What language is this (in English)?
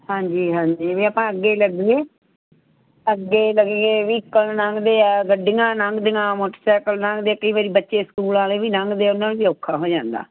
Punjabi